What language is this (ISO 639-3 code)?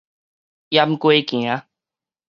nan